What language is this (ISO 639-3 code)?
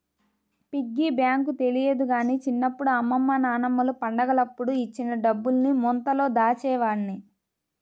tel